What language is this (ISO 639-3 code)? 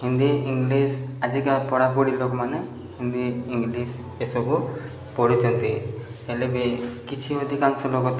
ori